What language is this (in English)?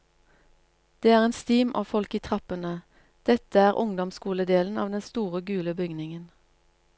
Norwegian